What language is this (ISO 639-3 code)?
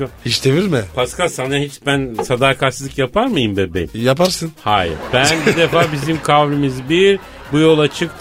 tur